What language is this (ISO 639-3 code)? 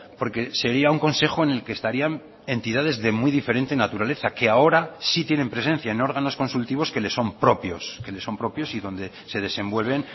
spa